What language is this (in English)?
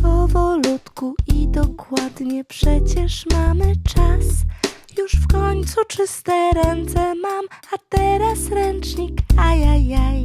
Polish